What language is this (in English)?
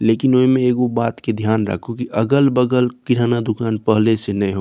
Maithili